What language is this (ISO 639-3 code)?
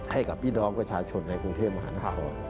tha